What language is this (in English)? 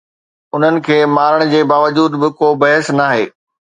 Sindhi